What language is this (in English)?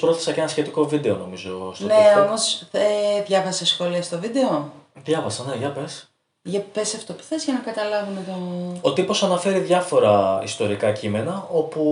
Greek